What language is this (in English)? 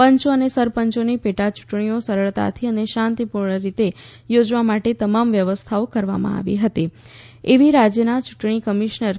Gujarati